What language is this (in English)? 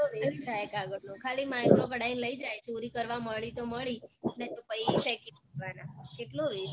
Gujarati